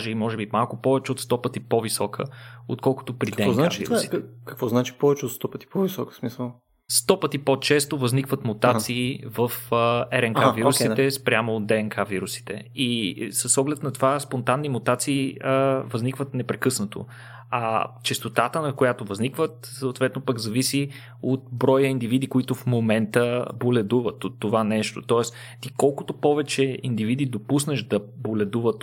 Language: Bulgarian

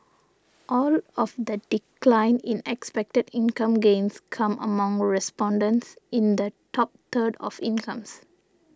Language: English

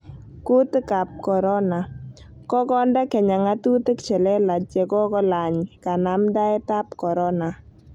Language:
Kalenjin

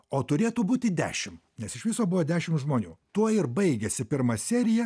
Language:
Lithuanian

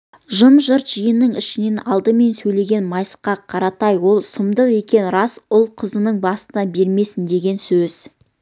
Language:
Kazakh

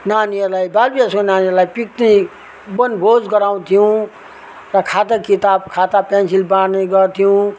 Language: Nepali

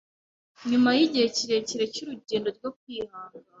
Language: Kinyarwanda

